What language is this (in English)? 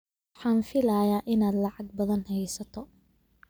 Somali